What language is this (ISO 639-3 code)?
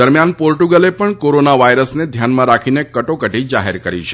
guj